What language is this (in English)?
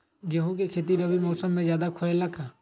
Magahi